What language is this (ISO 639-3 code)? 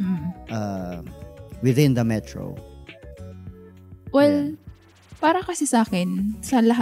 fil